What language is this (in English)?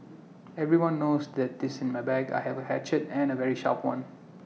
English